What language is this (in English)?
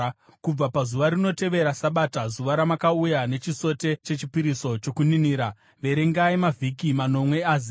Shona